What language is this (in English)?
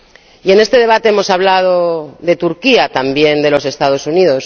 Spanish